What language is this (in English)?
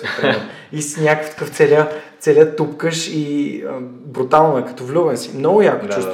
Bulgarian